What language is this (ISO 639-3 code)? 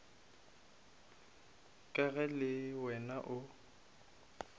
nso